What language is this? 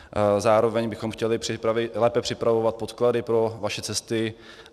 Czech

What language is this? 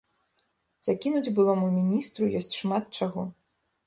Belarusian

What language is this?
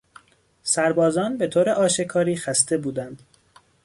Persian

